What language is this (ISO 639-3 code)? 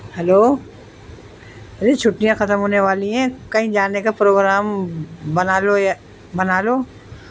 urd